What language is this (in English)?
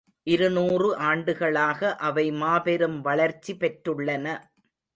Tamil